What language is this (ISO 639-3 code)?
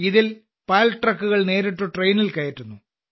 mal